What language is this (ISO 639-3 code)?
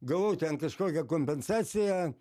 lit